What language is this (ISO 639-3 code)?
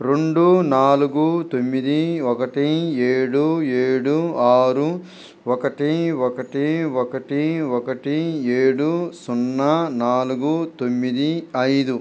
tel